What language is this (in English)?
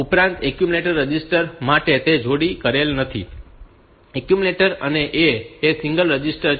Gujarati